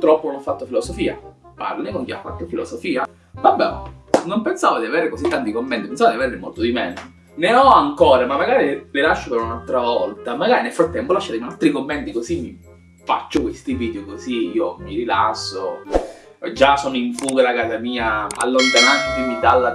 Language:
Italian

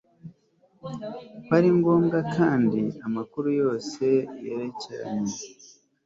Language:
Kinyarwanda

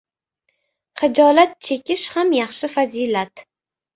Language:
Uzbek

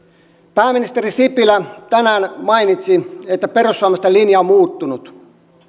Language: Finnish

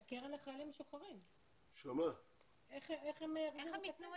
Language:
Hebrew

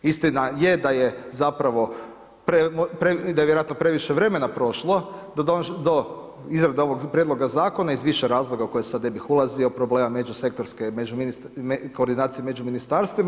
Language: Croatian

